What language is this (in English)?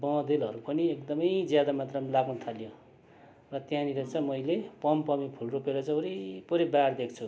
Nepali